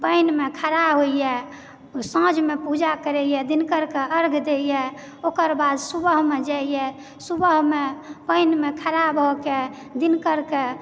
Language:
Maithili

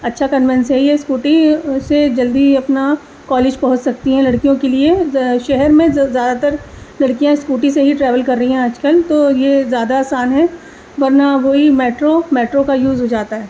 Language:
Urdu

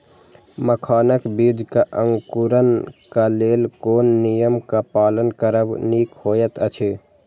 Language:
Maithili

